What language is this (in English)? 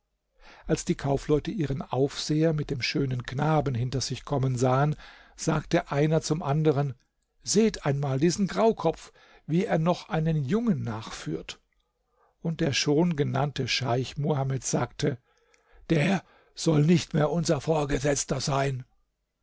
German